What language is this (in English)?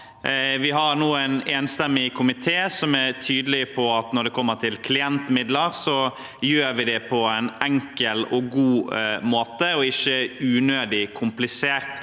Norwegian